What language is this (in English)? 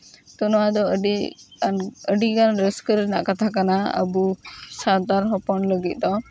Santali